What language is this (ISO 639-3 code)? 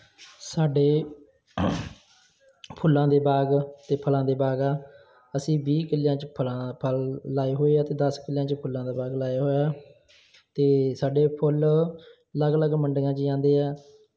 pan